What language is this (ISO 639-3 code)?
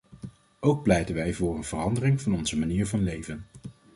nld